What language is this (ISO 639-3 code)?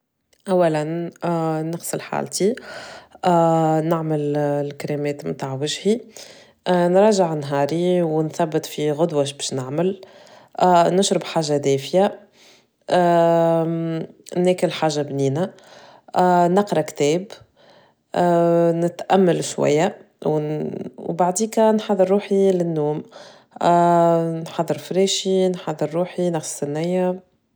aeb